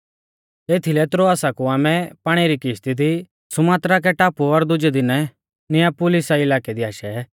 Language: Mahasu Pahari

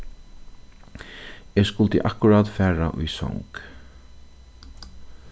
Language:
Faroese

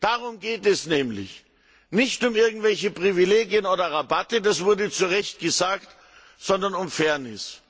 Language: German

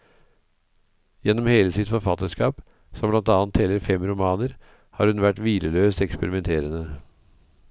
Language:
Norwegian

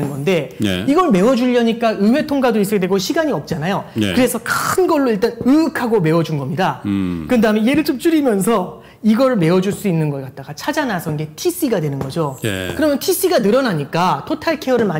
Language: Korean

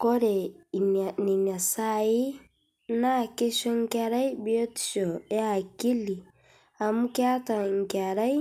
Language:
Masai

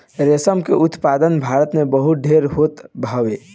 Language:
Bhojpuri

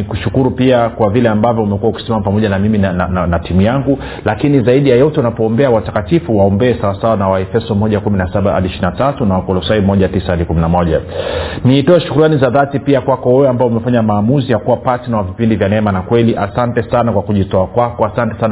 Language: Swahili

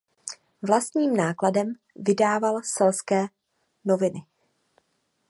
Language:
Czech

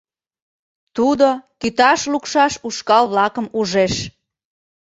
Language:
Mari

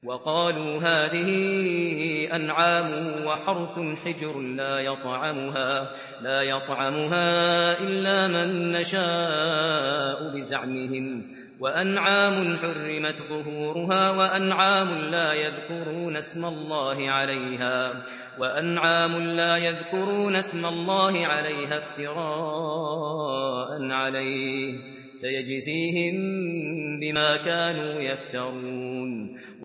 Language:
Arabic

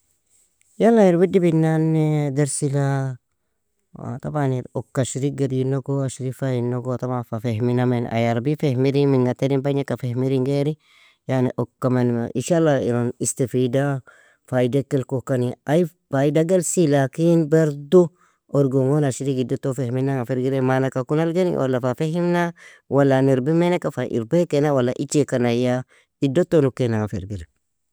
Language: Nobiin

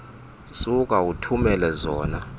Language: Xhosa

